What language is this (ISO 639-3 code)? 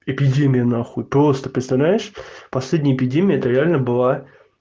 rus